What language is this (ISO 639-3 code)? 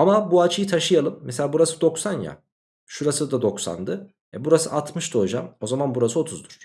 tur